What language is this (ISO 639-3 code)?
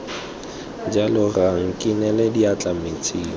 tsn